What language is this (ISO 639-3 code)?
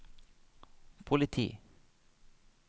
nor